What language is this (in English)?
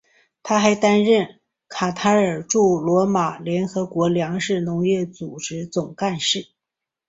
Chinese